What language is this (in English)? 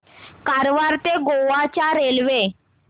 Marathi